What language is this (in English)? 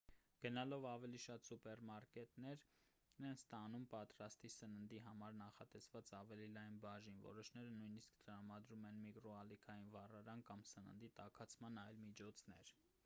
Armenian